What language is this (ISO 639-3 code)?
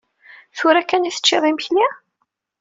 kab